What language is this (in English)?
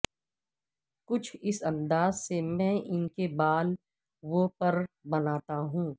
Urdu